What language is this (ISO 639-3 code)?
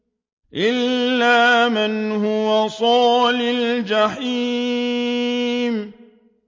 ara